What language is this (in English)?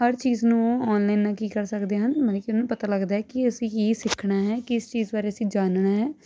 Punjabi